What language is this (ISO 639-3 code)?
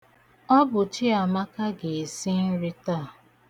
ibo